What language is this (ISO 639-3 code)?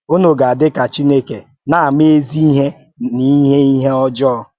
ibo